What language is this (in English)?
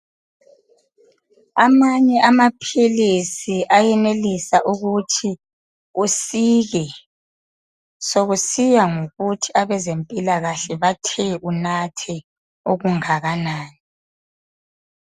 North Ndebele